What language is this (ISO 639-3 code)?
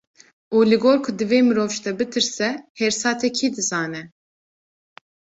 kur